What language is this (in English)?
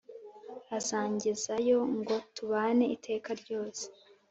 Kinyarwanda